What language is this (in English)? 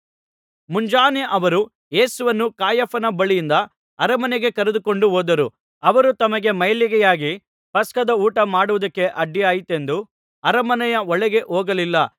Kannada